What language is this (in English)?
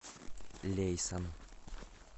Russian